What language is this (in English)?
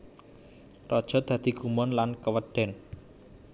Javanese